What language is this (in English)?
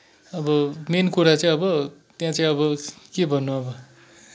Nepali